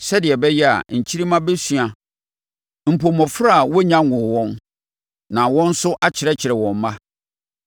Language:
Akan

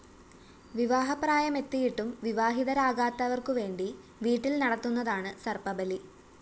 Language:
Malayalam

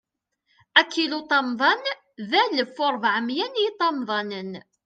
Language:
Kabyle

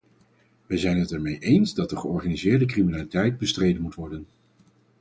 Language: Dutch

